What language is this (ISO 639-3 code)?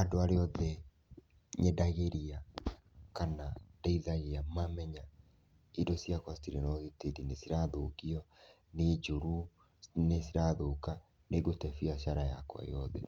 kik